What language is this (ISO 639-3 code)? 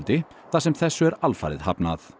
isl